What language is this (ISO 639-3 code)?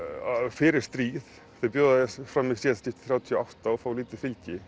isl